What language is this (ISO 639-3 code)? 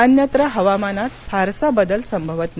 mar